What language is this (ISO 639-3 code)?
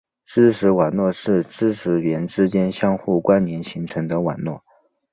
zho